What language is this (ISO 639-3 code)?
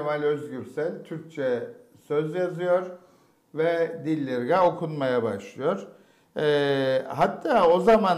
tur